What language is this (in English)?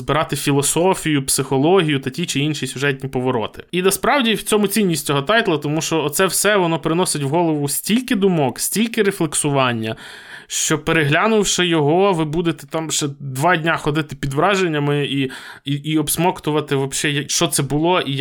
Ukrainian